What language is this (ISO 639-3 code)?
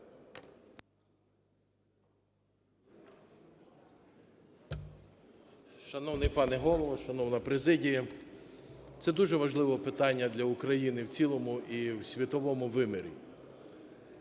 ukr